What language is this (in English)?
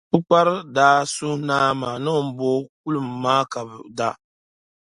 Dagbani